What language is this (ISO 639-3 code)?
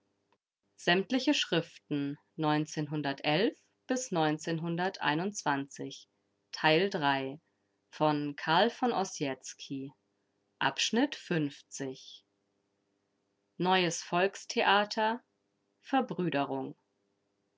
deu